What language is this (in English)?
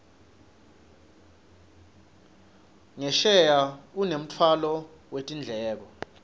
Swati